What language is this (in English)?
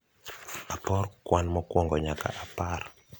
Luo (Kenya and Tanzania)